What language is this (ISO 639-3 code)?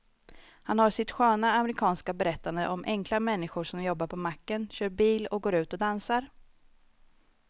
swe